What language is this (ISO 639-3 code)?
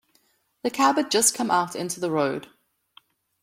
eng